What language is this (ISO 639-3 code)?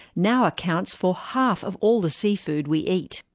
eng